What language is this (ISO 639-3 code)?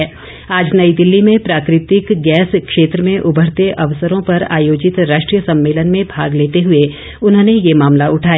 hin